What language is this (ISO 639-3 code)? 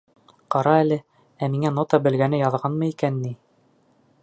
bak